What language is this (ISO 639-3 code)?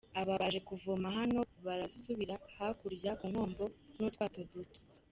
kin